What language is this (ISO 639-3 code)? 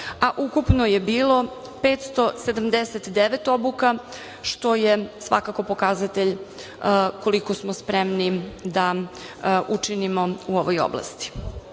srp